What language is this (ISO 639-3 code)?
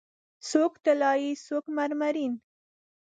pus